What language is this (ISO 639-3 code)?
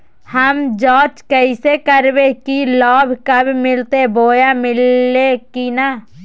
mag